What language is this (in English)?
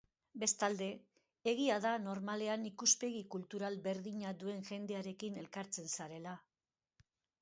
Basque